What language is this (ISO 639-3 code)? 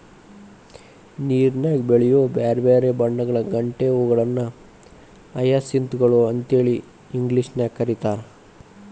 kan